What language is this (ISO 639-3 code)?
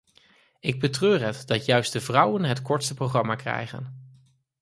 nld